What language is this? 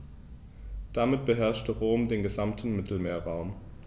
German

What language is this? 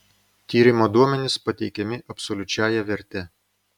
Lithuanian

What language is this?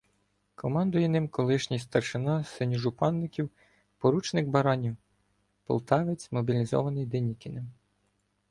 Ukrainian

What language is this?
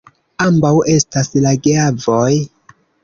Esperanto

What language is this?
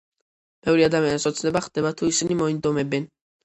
Georgian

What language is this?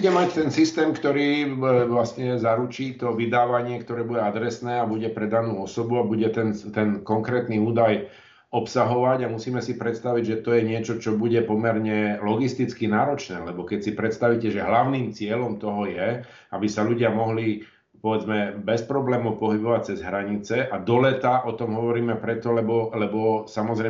Slovak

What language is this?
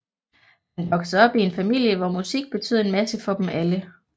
Danish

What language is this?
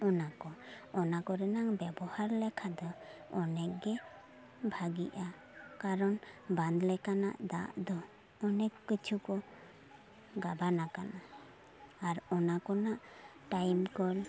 Santali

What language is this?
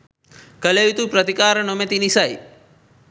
Sinhala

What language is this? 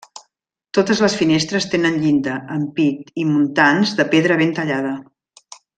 Catalan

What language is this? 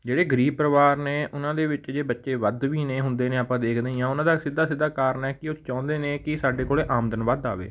Punjabi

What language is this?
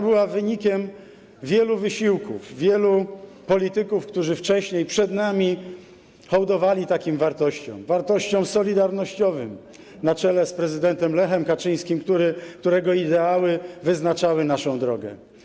Polish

